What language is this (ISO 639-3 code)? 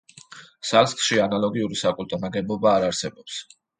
kat